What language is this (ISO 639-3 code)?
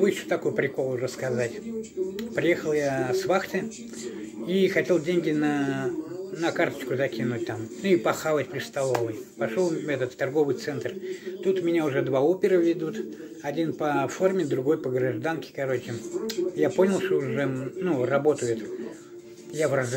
rus